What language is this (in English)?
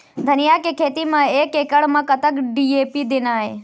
Chhattisgarhi